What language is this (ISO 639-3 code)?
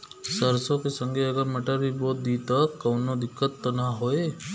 bho